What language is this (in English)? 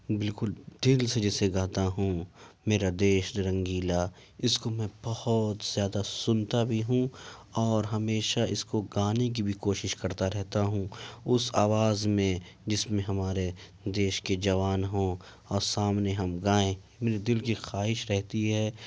Urdu